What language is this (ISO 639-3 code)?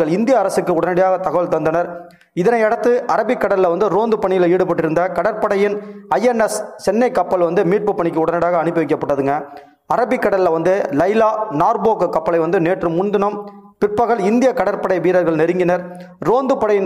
tam